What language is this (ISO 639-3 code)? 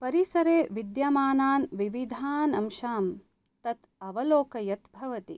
san